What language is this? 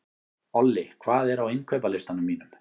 Icelandic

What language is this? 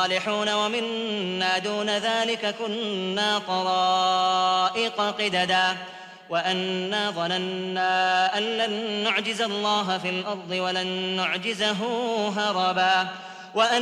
Arabic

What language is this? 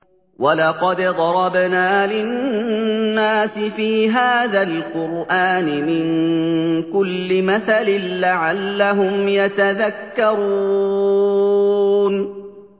Arabic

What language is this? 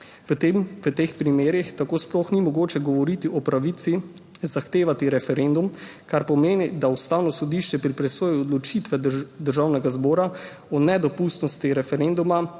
Slovenian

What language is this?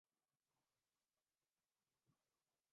Urdu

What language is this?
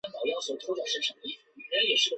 Chinese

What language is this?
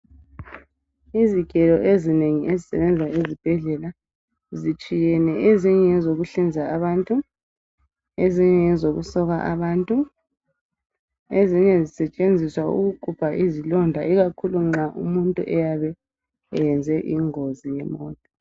North Ndebele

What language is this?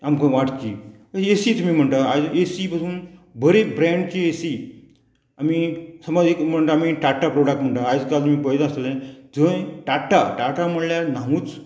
Konkani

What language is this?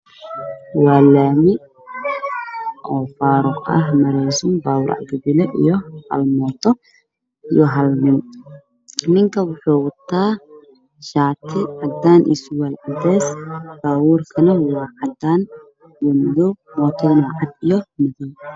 Somali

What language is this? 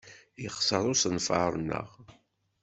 Kabyle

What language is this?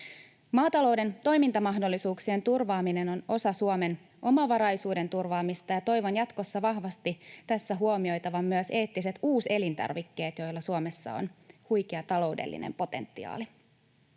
Finnish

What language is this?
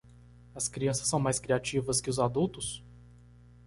Portuguese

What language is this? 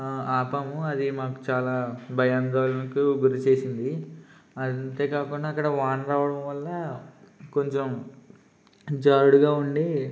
Telugu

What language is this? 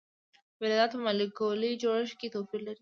Pashto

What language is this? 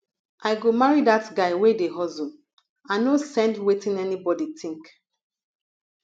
Nigerian Pidgin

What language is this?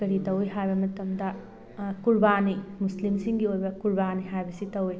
Manipuri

